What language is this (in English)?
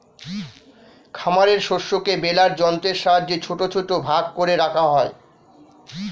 Bangla